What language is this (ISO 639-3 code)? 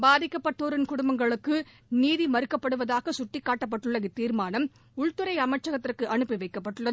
tam